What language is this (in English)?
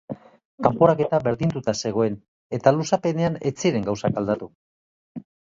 Basque